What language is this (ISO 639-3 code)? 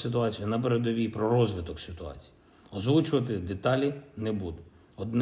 ukr